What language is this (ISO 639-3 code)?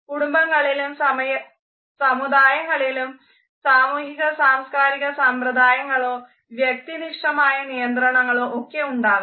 mal